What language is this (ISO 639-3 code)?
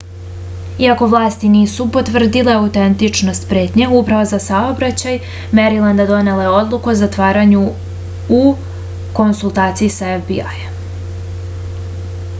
srp